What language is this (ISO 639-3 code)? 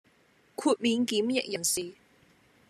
yue